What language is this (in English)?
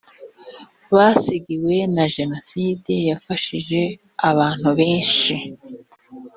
Kinyarwanda